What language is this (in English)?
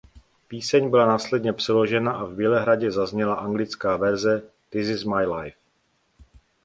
Czech